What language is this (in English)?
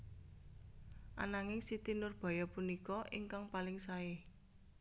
Javanese